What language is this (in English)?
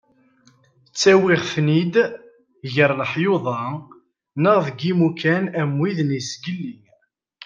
Kabyle